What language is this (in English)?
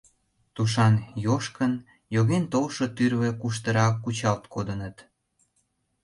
Mari